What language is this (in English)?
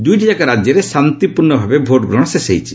Odia